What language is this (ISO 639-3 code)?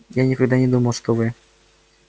rus